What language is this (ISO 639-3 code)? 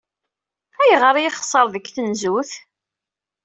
kab